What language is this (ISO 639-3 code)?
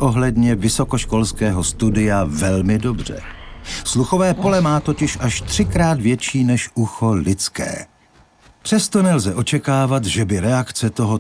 ces